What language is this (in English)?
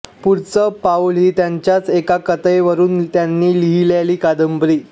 Marathi